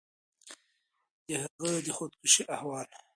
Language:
Pashto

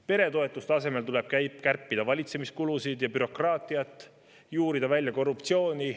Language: Estonian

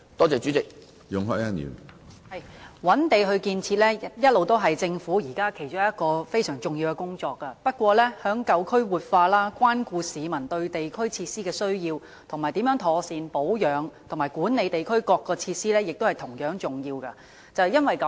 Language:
Cantonese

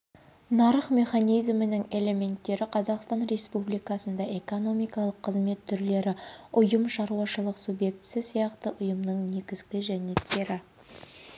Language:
Kazakh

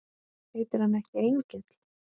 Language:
Icelandic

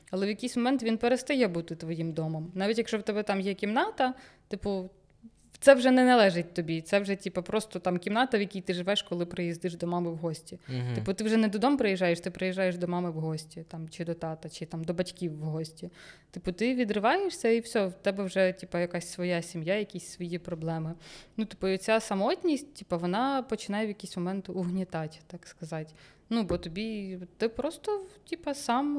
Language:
Ukrainian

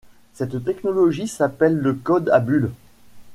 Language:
French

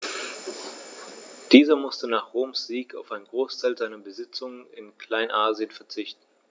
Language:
German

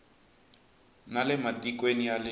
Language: Tsonga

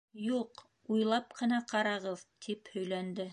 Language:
Bashkir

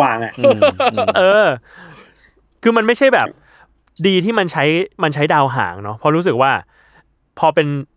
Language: Thai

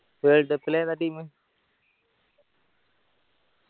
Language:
Malayalam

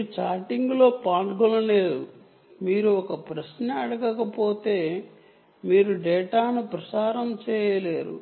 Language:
Telugu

